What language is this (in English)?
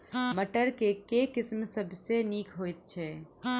Maithili